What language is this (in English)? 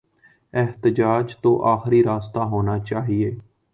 Urdu